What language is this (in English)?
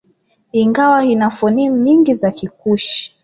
Swahili